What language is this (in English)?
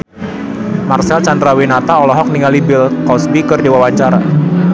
Sundanese